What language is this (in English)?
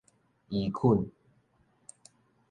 Min Nan Chinese